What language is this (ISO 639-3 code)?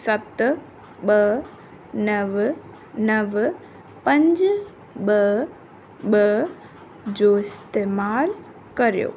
snd